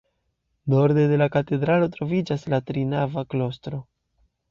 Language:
Esperanto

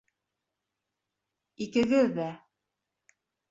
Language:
Bashkir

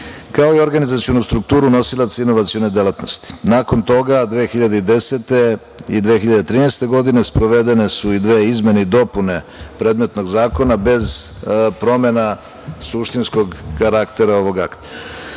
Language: Serbian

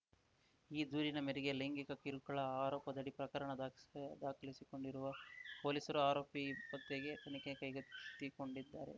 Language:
Kannada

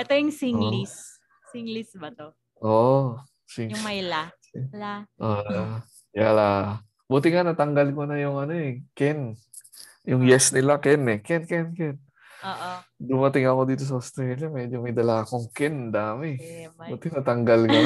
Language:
Filipino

